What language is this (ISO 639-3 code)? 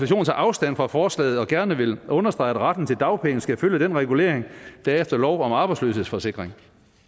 dan